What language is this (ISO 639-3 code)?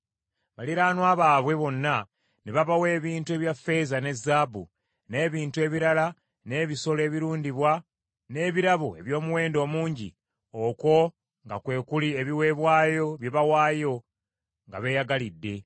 lug